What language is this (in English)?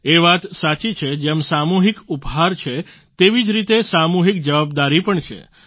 Gujarati